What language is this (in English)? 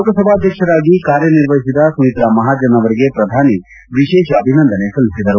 Kannada